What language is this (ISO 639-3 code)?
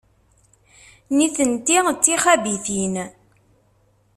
kab